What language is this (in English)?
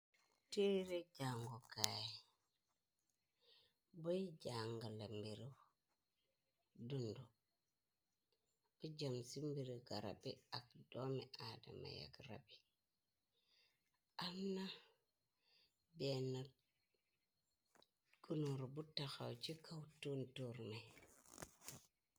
Wolof